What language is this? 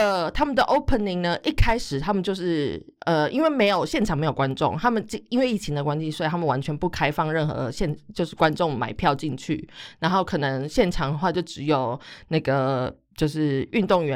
Chinese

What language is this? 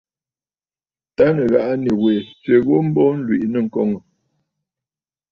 Bafut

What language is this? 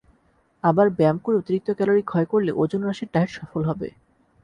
Bangla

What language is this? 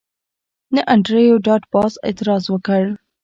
Pashto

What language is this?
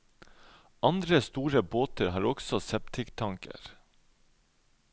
Norwegian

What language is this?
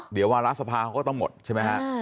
Thai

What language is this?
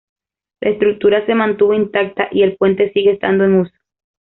Spanish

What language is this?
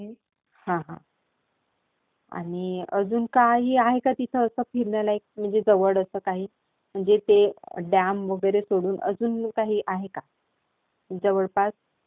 Marathi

